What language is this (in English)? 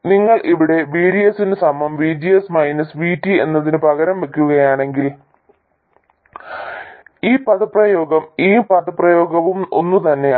Malayalam